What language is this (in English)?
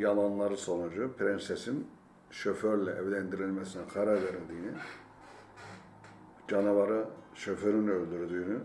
Turkish